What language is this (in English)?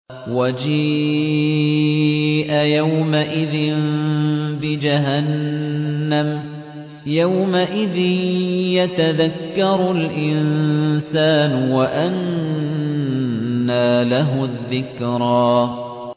Arabic